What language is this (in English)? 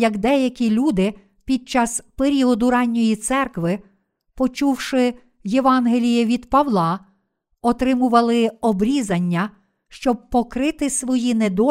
Ukrainian